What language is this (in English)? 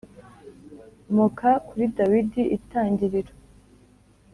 Kinyarwanda